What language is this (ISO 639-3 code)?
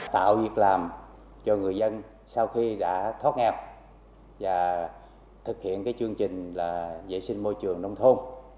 vie